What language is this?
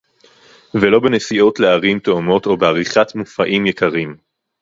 Hebrew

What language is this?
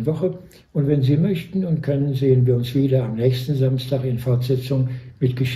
German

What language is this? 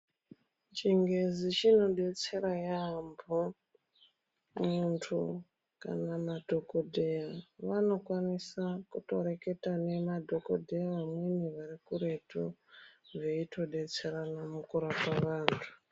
Ndau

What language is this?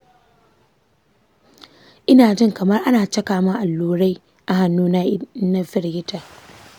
Hausa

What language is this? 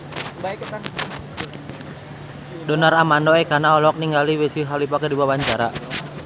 Sundanese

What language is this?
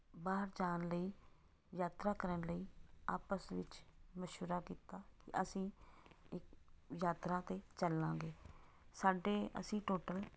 Punjabi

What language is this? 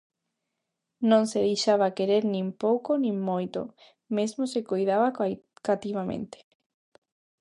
Galician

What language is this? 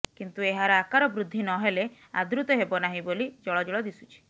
Odia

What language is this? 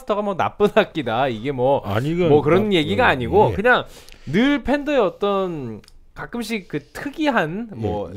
Korean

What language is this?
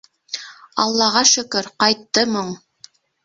Bashkir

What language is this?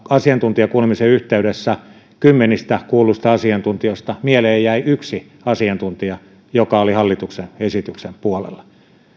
Finnish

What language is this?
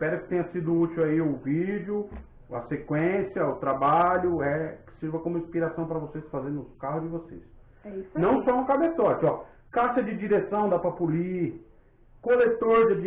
Portuguese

